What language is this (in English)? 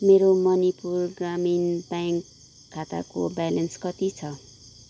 Nepali